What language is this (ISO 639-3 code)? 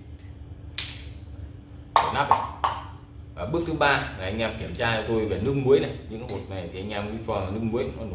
vie